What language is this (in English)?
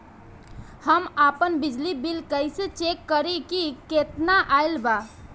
Bhojpuri